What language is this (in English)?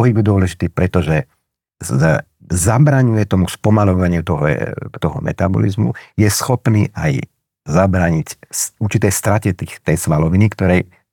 Slovak